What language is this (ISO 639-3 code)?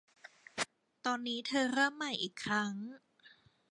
tha